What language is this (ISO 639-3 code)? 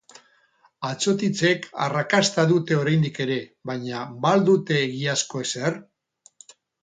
eus